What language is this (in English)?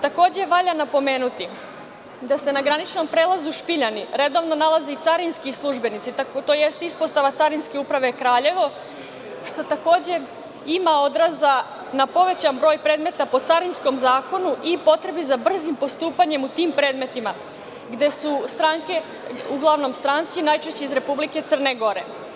Serbian